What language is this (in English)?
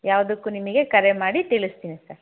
Kannada